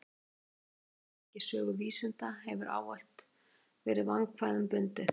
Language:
Icelandic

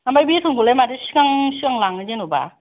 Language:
Bodo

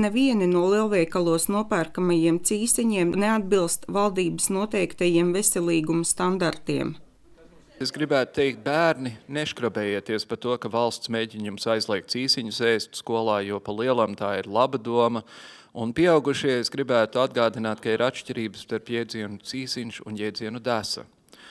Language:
Latvian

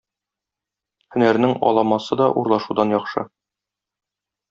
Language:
Tatar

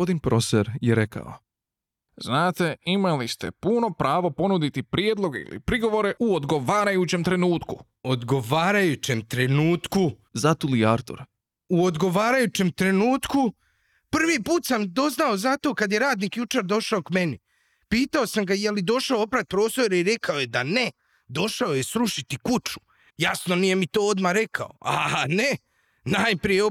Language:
Croatian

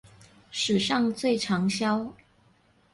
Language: Chinese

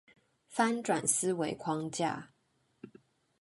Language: Chinese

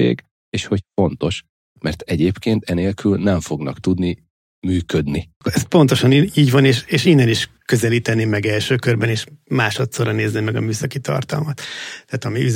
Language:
Hungarian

